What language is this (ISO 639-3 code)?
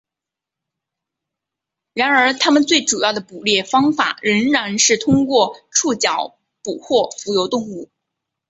zho